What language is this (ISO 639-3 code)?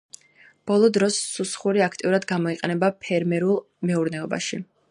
kat